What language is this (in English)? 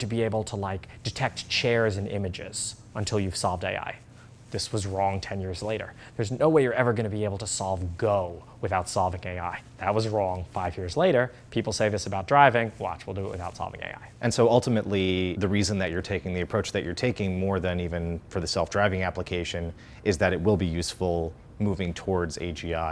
English